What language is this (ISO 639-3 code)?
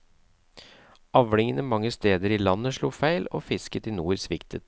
nor